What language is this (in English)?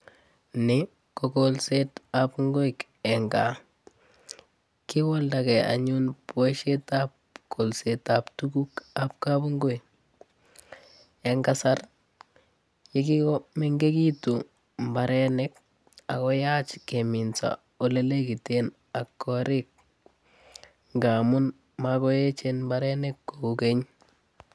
Kalenjin